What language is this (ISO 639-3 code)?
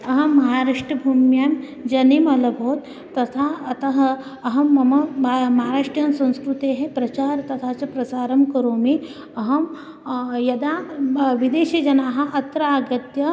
san